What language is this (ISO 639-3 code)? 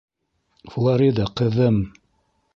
bak